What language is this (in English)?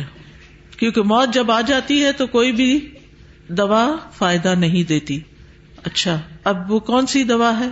Urdu